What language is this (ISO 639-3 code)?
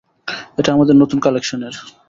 ben